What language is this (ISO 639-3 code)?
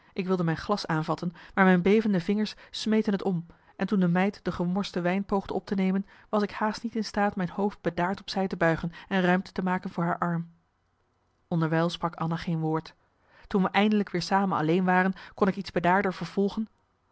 nld